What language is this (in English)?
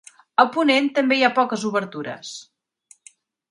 Catalan